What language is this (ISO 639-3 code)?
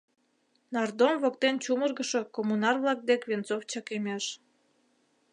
chm